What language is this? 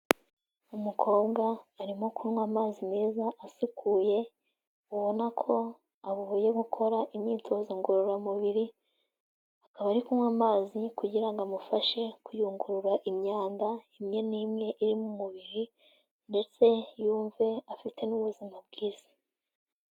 Kinyarwanda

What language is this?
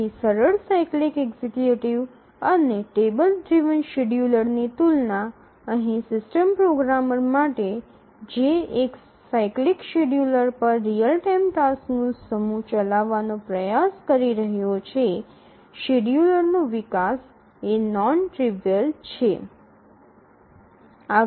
Gujarati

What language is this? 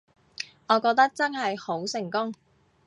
Cantonese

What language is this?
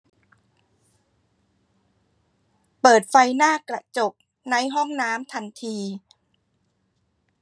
Thai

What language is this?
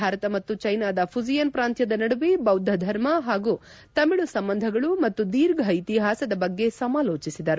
Kannada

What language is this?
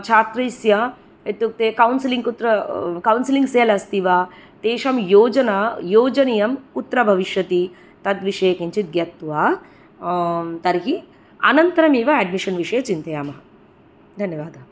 Sanskrit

